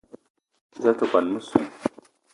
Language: Eton (Cameroon)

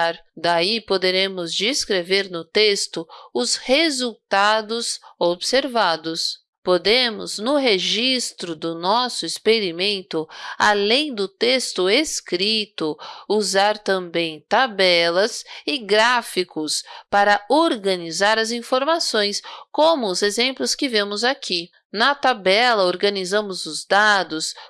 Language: Portuguese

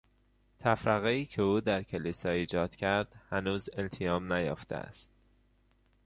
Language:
Persian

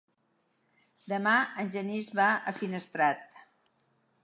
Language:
Catalan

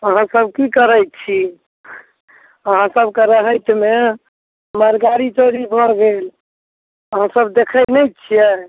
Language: Maithili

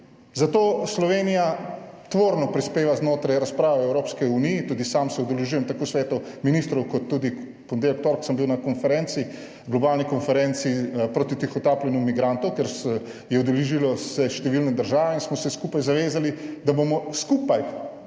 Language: Slovenian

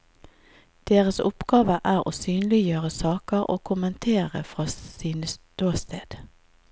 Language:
Norwegian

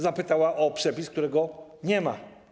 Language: Polish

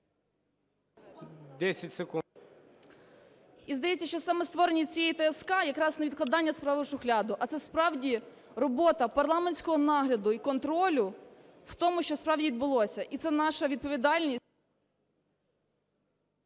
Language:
Ukrainian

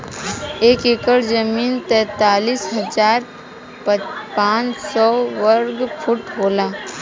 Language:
Bhojpuri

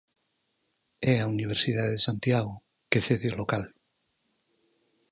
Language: Galician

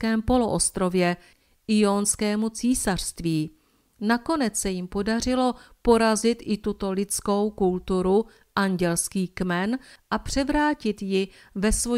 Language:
Czech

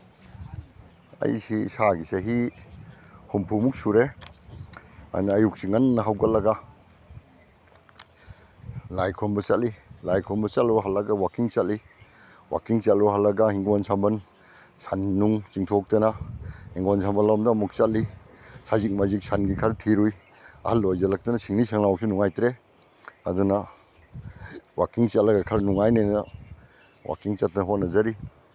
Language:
Manipuri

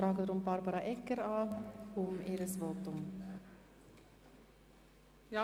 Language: Swiss German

